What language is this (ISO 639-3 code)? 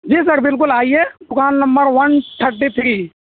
urd